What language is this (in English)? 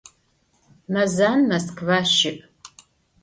Adyghe